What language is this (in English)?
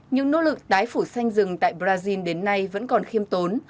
Vietnamese